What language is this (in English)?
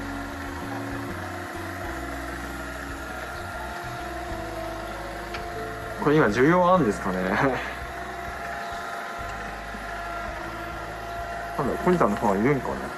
Japanese